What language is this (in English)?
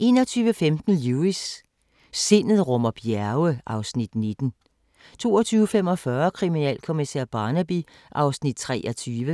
Danish